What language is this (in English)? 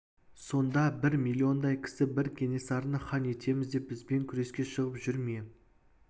Kazakh